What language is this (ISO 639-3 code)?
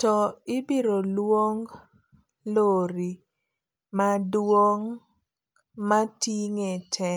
luo